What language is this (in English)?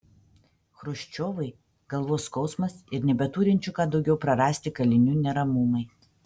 Lithuanian